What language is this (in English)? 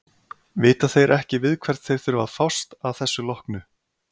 Icelandic